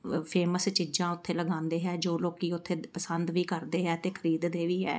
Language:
Punjabi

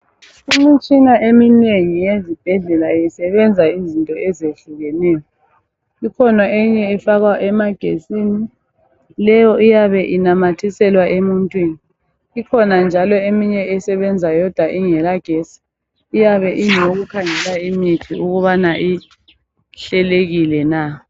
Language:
North Ndebele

